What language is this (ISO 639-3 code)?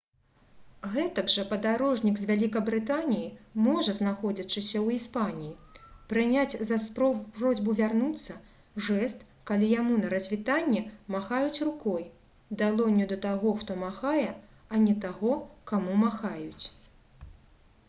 bel